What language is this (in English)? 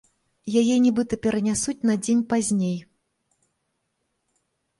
Belarusian